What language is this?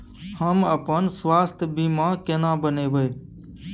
Maithili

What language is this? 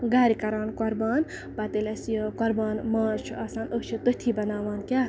Kashmiri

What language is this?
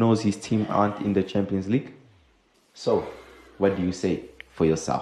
English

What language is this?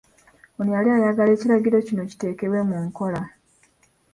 Ganda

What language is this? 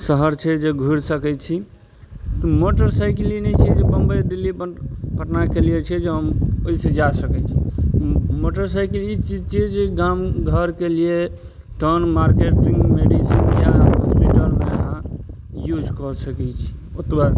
Maithili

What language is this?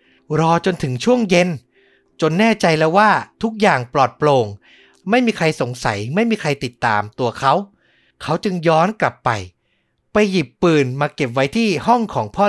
Thai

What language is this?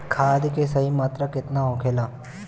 Bhojpuri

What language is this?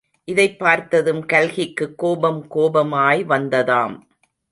Tamil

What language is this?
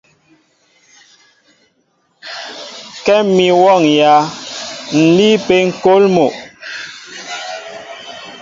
Mbo (Cameroon)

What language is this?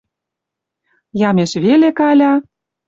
Western Mari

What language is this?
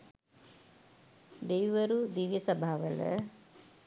Sinhala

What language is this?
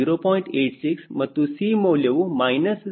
Kannada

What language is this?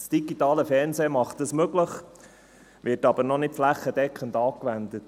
Swiss German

